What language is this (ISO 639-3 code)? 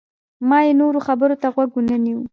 pus